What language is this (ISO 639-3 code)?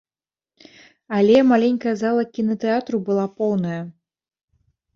bel